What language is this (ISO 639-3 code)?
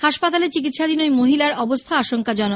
ben